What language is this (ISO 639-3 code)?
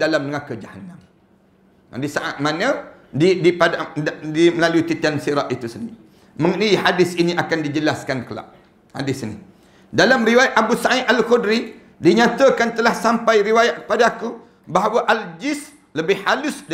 msa